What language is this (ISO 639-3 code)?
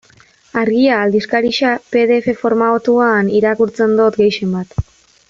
eus